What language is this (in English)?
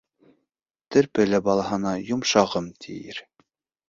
Bashkir